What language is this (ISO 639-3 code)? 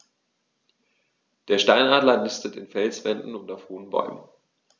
deu